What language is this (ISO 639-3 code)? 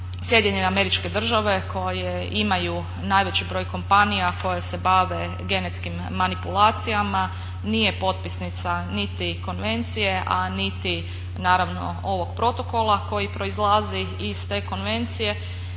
hrv